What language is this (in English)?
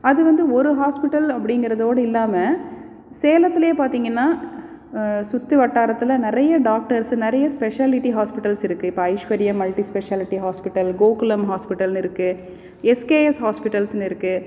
Tamil